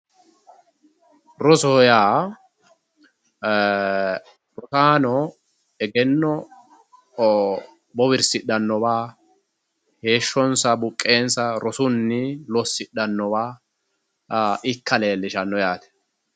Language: Sidamo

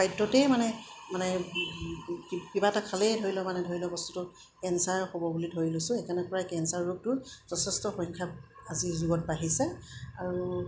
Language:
Assamese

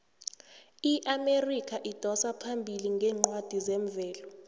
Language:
South Ndebele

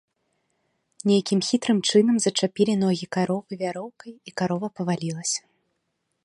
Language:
Belarusian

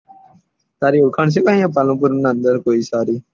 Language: Gujarati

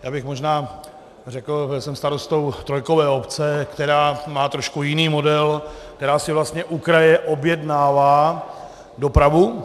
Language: Czech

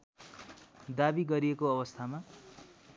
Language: Nepali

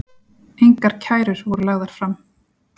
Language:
Icelandic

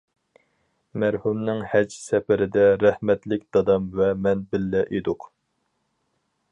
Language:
Uyghur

